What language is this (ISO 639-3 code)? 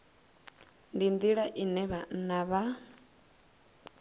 ven